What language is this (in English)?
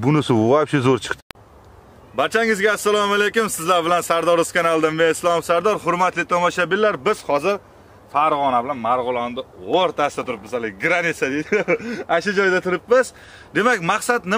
Turkish